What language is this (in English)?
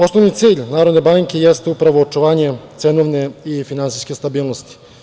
Serbian